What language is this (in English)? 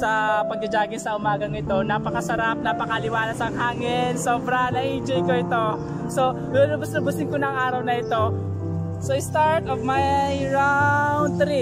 Filipino